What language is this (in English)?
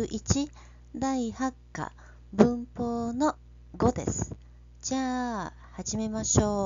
Japanese